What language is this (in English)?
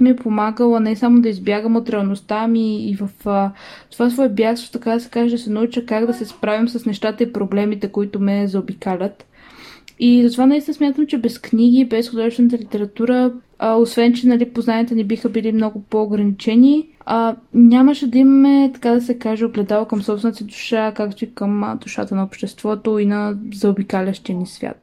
Bulgarian